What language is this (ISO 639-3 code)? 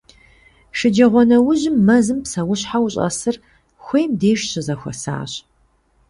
kbd